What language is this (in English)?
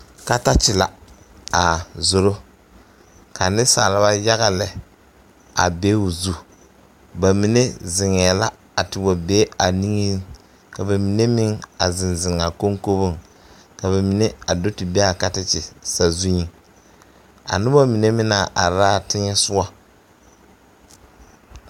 Southern Dagaare